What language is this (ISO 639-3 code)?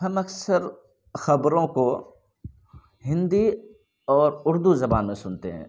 urd